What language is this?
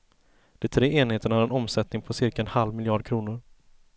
Swedish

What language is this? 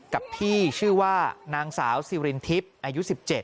Thai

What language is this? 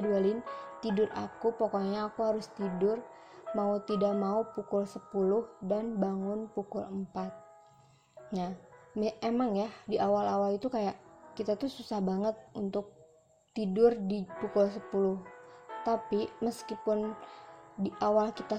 Indonesian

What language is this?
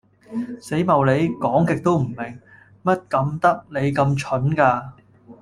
Cantonese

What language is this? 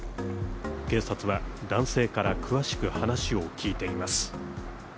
Japanese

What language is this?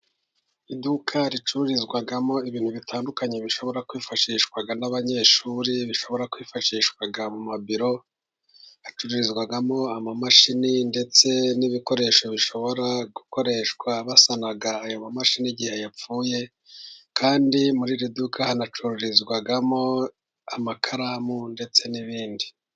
Kinyarwanda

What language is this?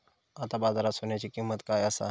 Marathi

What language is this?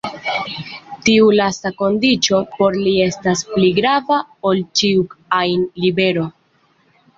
Esperanto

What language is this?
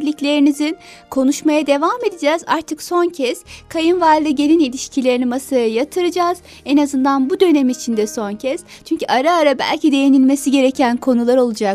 Turkish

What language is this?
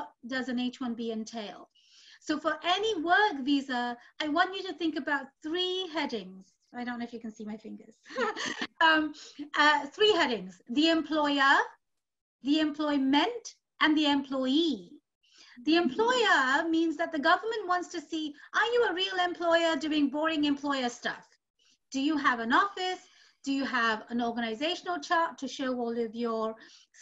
English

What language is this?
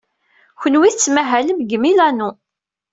Kabyle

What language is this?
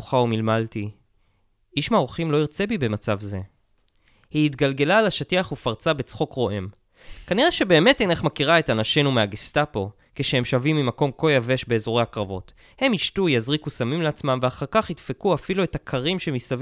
Hebrew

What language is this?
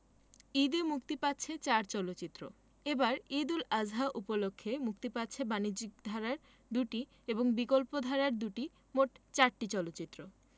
Bangla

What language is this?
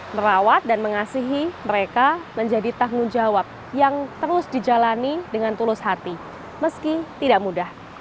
Indonesian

